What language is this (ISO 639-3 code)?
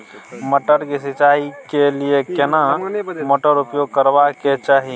mai